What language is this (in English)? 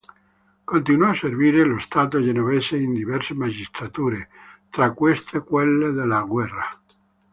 Italian